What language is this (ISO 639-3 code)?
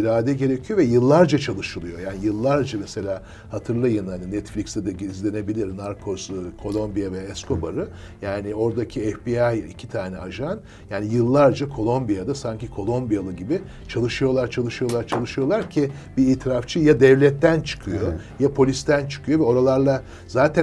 tur